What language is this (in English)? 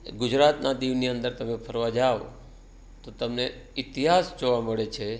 Gujarati